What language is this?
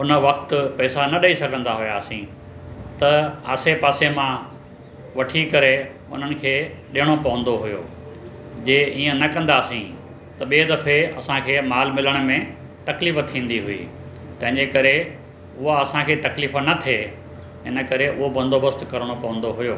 Sindhi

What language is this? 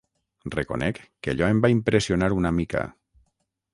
Catalan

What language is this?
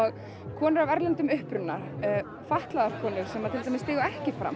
Icelandic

